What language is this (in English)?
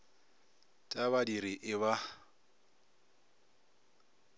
Northern Sotho